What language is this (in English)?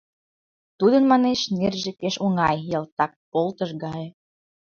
Mari